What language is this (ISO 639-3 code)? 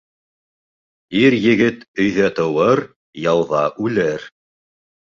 bak